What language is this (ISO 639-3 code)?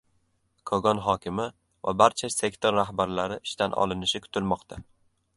uzb